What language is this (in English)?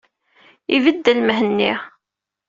Kabyle